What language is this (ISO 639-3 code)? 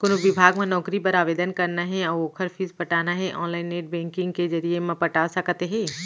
hne